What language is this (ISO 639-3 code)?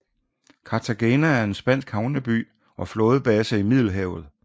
dan